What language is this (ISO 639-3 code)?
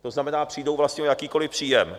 ces